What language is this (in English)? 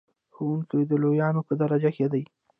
Pashto